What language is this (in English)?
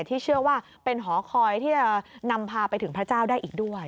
Thai